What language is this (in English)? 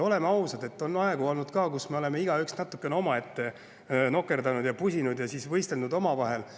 Estonian